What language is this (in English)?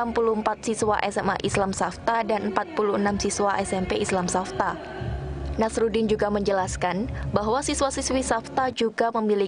Indonesian